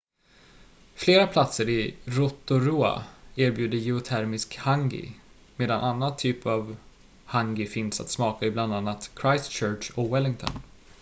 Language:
Swedish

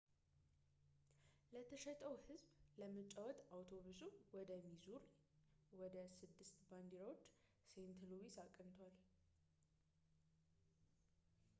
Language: Amharic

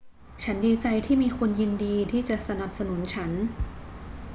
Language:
Thai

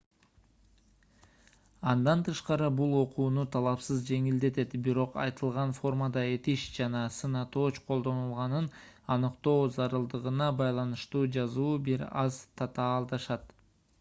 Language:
Kyrgyz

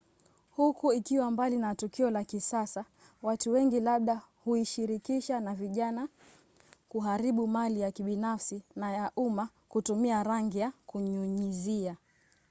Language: Swahili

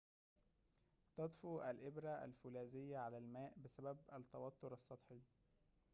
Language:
Arabic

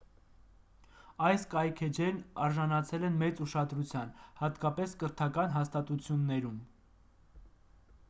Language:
Armenian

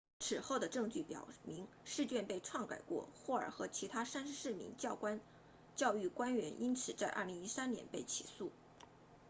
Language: Chinese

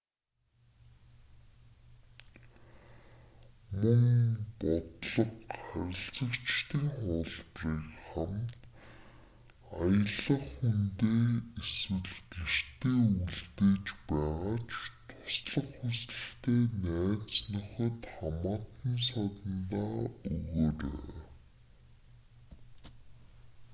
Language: Mongolian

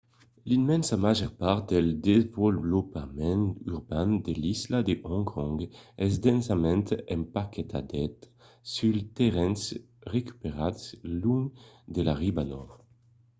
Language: Occitan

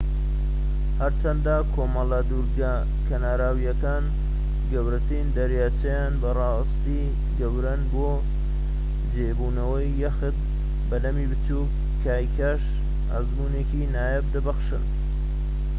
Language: Central Kurdish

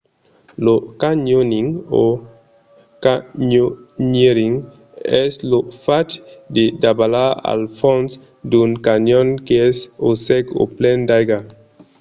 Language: Occitan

